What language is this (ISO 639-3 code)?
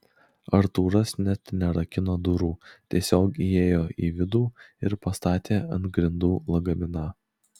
lit